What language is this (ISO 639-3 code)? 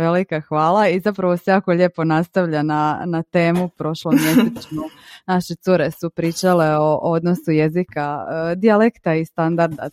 hrv